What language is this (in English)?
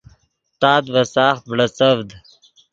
Yidgha